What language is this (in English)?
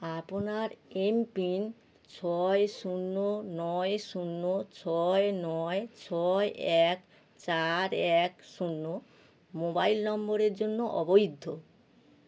Bangla